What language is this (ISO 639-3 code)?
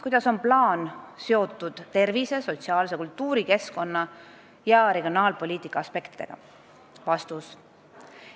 est